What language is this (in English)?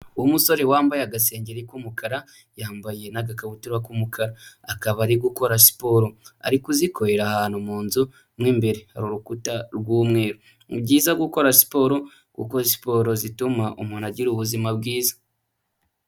Kinyarwanda